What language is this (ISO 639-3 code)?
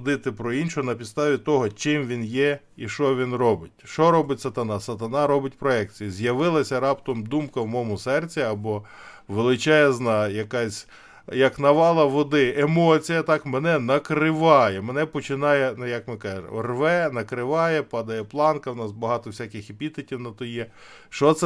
ukr